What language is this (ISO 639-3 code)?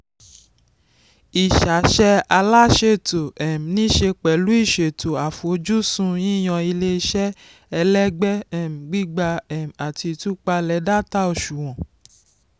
yor